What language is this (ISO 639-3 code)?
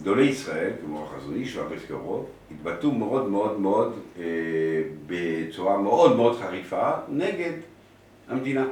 heb